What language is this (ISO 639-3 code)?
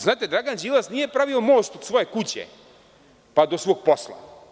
srp